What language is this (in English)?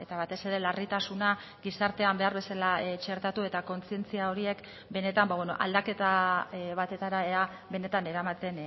Basque